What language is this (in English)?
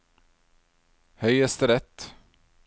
Norwegian